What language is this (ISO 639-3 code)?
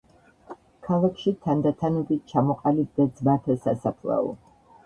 kat